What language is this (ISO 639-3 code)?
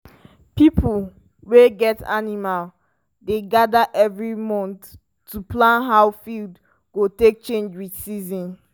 pcm